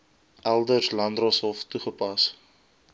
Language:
Afrikaans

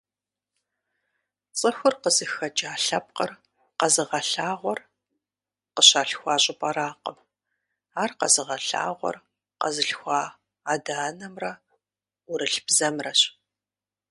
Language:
Kabardian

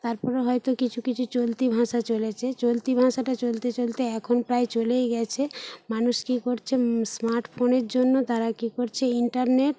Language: Bangla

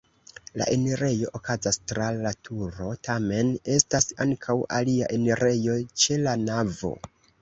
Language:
Esperanto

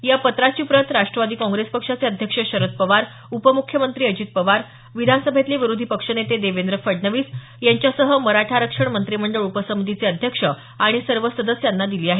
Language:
Marathi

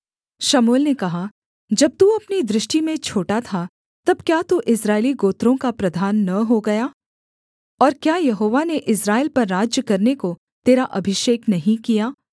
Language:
Hindi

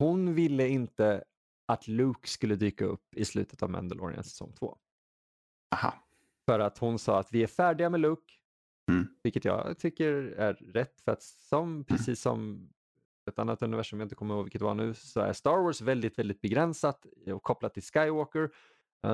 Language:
Swedish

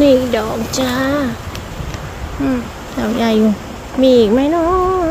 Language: Thai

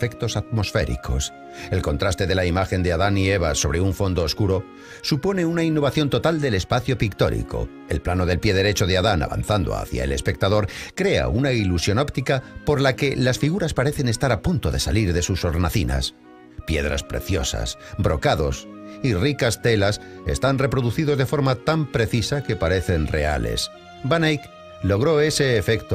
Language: Spanish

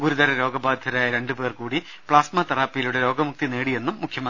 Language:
Malayalam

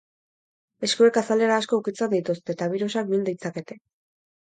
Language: Basque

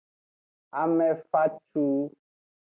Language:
Aja (Benin)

